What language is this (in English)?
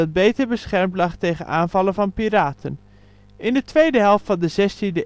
Dutch